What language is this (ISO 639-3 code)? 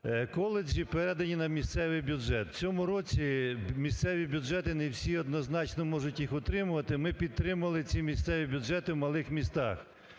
ukr